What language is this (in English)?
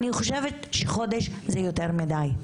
Hebrew